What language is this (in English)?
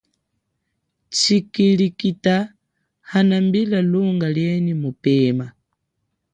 Chokwe